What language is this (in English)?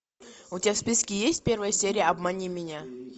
Russian